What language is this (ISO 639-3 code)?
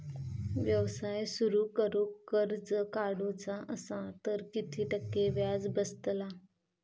mar